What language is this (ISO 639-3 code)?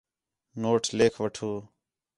xhe